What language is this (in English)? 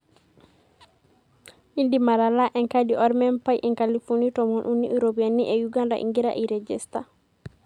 Masai